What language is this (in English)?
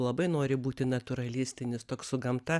Lithuanian